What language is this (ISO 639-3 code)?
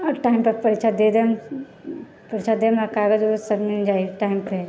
mai